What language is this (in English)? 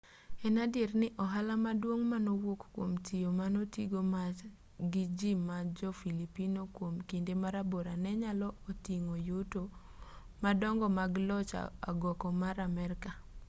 Luo (Kenya and Tanzania)